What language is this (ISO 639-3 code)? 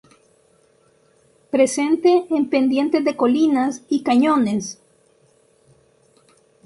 spa